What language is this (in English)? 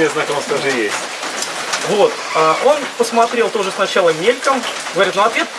Russian